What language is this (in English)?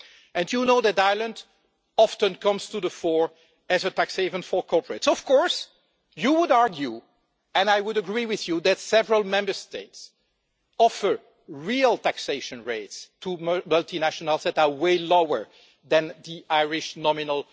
English